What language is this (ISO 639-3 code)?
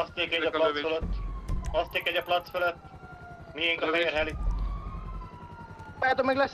hun